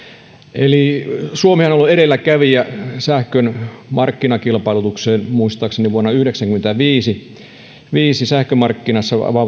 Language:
Finnish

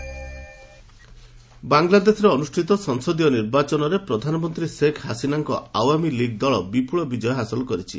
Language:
Odia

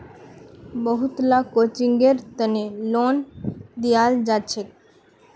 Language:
Magahi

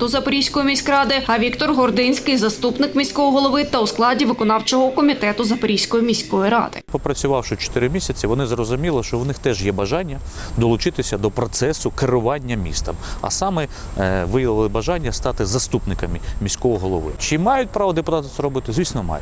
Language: Ukrainian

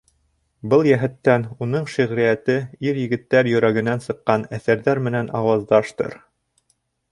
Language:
Bashkir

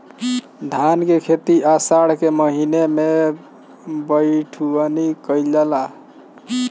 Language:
Bhojpuri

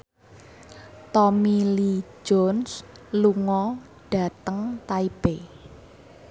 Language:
Javanese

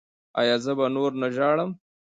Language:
Pashto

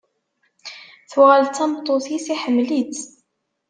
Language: Kabyle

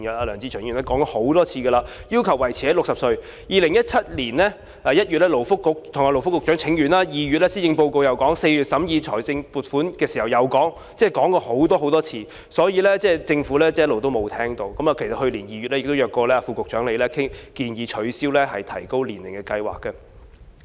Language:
Cantonese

